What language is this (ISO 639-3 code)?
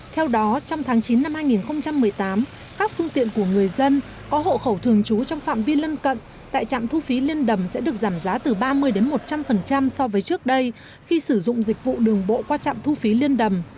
vie